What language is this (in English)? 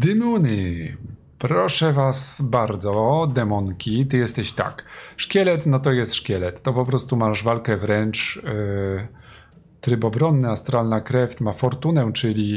Polish